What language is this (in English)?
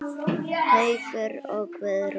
Icelandic